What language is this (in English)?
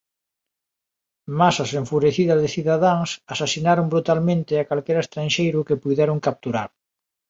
Galician